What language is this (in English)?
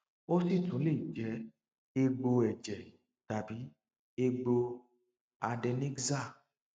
Yoruba